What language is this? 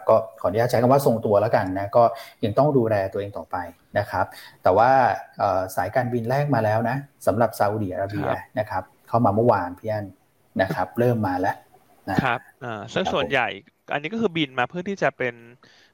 Thai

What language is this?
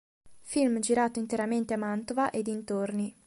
Italian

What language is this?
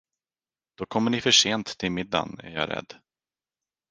Swedish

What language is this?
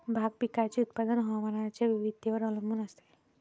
Marathi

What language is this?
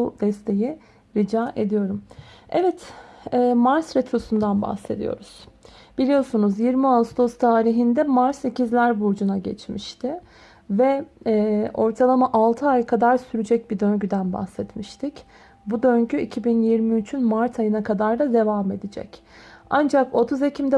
Turkish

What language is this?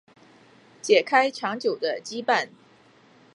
Chinese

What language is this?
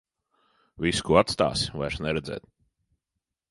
Latvian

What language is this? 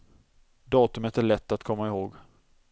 Swedish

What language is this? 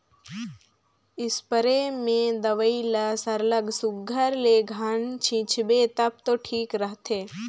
Chhattisgarhi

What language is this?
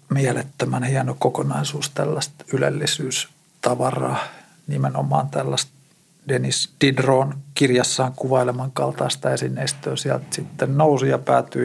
Finnish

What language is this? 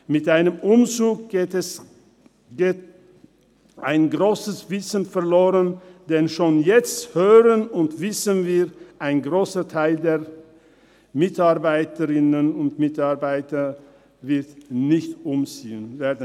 Swiss German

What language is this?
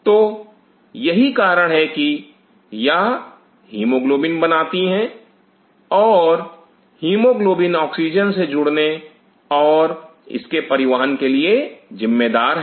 Hindi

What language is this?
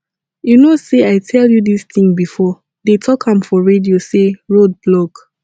Nigerian Pidgin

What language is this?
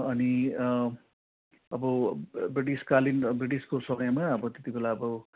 Nepali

